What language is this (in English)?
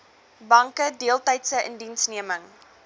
Afrikaans